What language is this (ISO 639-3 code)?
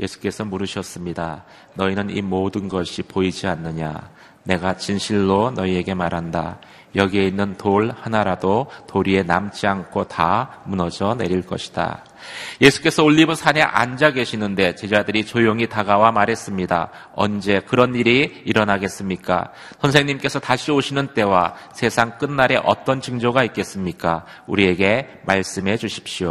kor